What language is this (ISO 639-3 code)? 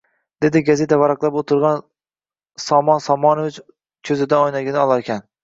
uzb